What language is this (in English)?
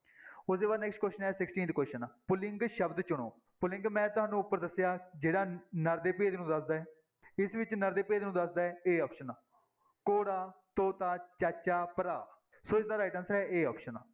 Punjabi